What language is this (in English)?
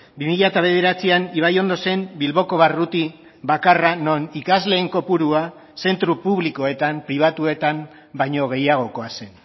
Basque